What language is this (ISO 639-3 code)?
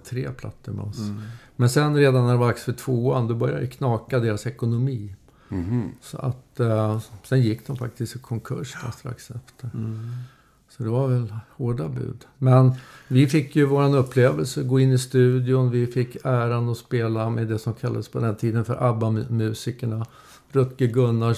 swe